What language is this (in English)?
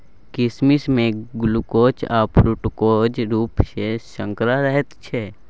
Maithili